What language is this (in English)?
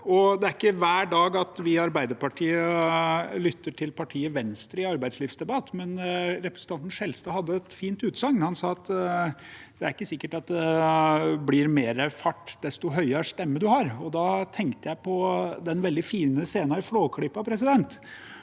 Norwegian